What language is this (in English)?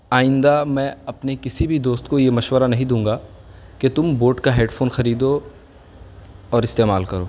Urdu